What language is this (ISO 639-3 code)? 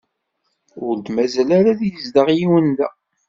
kab